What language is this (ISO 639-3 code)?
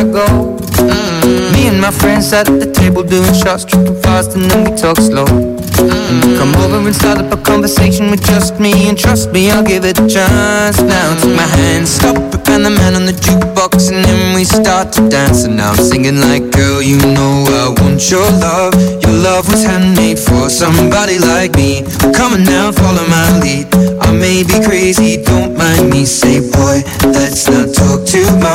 heb